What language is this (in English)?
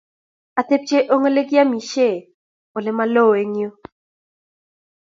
Kalenjin